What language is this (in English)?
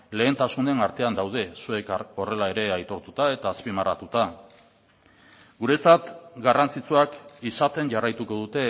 Basque